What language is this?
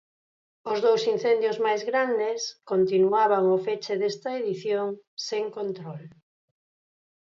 Galician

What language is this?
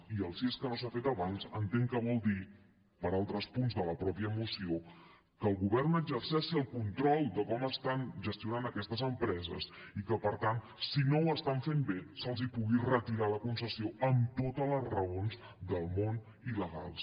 Catalan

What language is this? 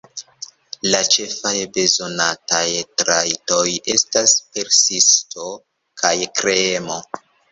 Esperanto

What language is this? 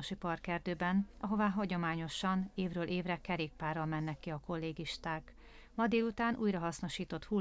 Hungarian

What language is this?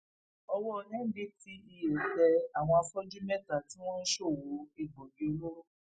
Yoruba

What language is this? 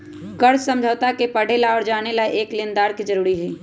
Magahi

